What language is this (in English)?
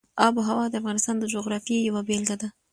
Pashto